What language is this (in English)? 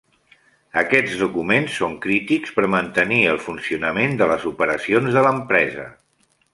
Catalan